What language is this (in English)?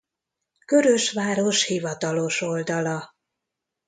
Hungarian